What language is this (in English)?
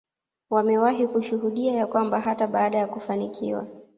Swahili